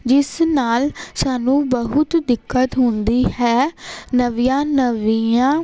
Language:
Punjabi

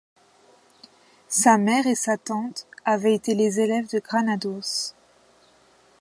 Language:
French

